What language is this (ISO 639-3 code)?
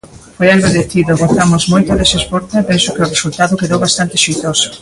glg